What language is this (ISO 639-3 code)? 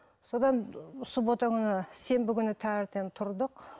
kaz